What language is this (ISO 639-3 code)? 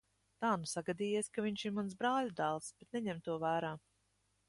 lav